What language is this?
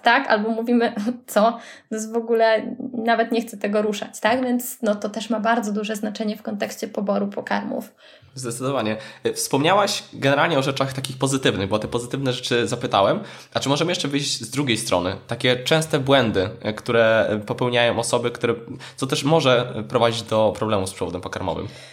Polish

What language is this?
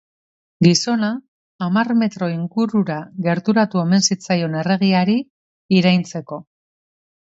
Basque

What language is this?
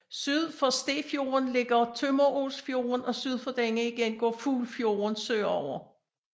Danish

